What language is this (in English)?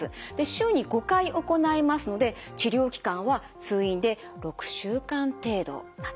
Japanese